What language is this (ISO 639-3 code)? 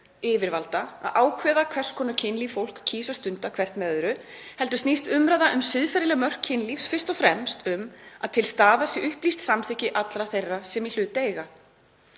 isl